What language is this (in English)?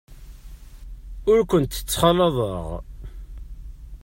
Kabyle